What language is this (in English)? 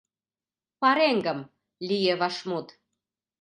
Mari